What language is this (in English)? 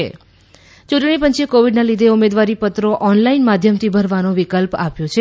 Gujarati